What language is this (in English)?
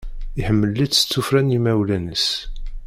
Kabyle